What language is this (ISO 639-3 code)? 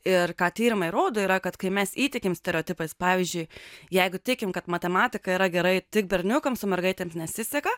lit